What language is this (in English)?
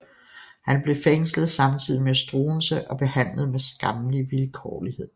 Danish